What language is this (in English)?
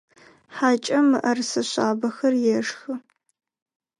Adyghe